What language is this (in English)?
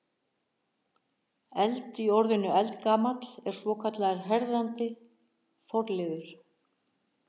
Icelandic